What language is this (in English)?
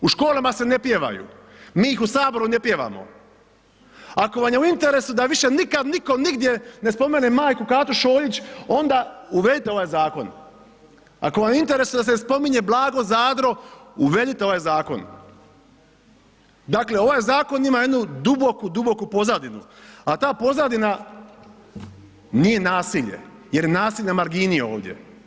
Croatian